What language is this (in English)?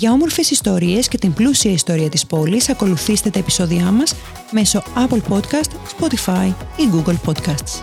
Greek